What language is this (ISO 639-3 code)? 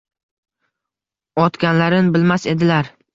uzb